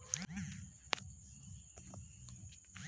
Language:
Bhojpuri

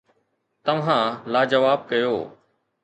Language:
Sindhi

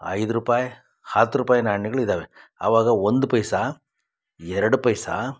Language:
Kannada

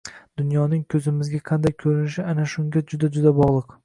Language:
Uzbek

